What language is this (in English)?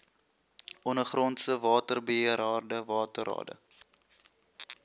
Afrikaans